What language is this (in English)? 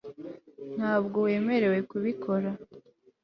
Kinyarwanda